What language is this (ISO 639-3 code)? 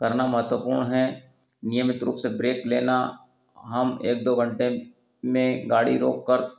hin